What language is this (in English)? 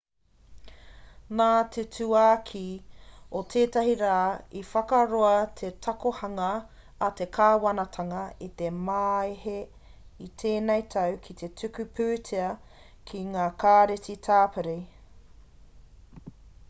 Māori